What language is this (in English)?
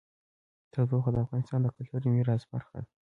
Pashto